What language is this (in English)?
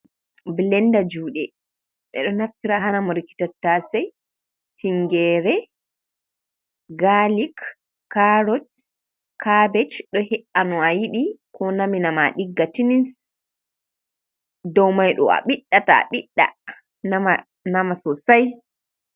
Fula